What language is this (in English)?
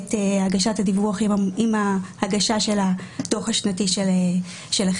Hebrew